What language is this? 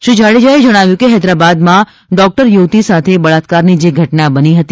Gujarati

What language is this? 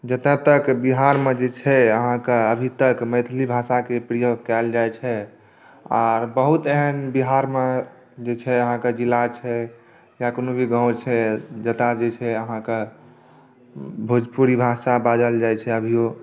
Maithili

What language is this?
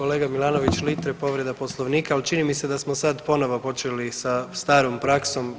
Croatian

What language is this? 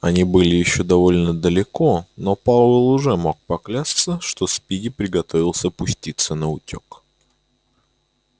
Russian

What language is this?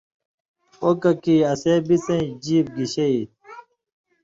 Indus Kohistani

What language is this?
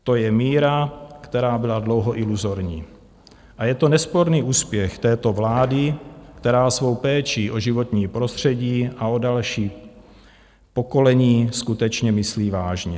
Czech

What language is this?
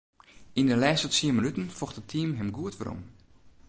Western Frisian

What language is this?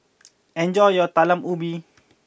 English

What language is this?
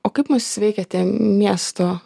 Lithuanian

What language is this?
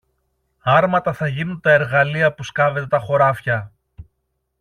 Greek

